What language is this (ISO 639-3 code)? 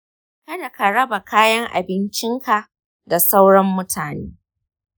hau